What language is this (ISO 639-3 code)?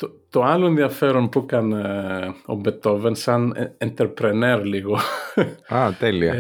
ell